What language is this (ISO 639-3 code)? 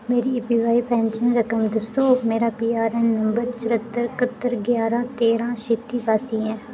doi